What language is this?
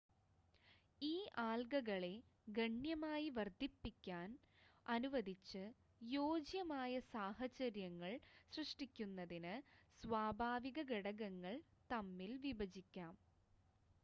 Malayalam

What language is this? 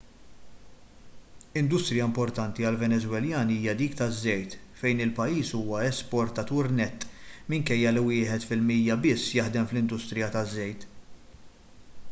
Maltese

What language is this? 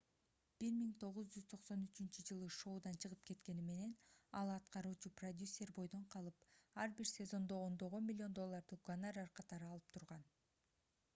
Kyrgyz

